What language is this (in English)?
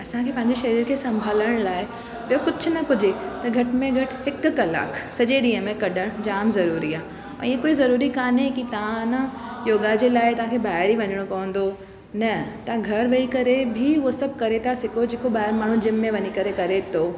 Sindhi